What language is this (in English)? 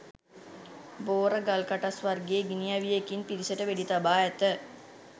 Sinhala